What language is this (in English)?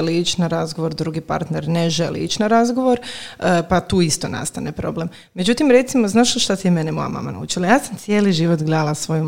Croatian